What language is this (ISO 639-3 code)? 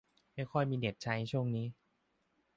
tha